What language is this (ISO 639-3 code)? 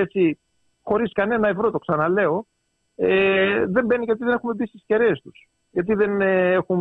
ell